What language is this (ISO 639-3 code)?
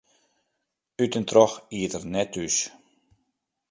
fry